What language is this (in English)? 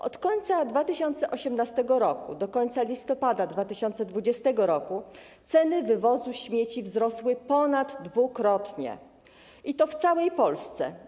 Polish